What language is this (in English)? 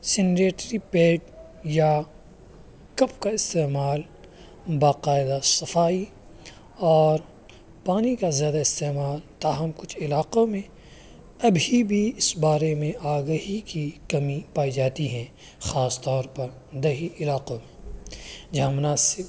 Urdu